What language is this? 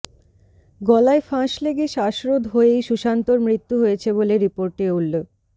Bangla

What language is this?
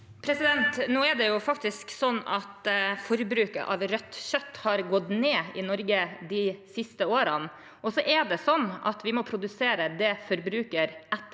Norwegian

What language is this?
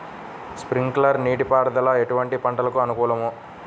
Telugu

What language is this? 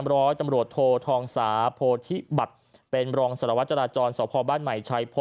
Thai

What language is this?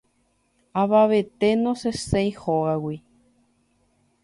Guarani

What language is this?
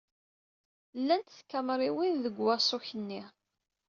Kabyle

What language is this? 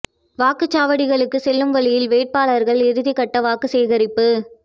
Tamil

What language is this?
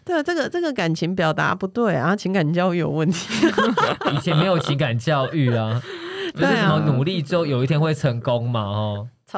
Chinese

